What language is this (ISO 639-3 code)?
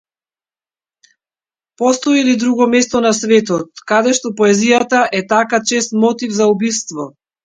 mkd